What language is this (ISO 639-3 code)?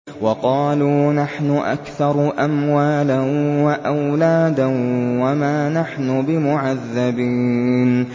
ara